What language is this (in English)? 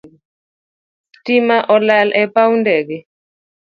Luo (Kenya and Tanzania)